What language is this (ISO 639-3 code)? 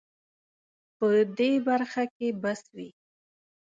pus